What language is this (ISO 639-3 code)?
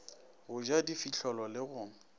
nso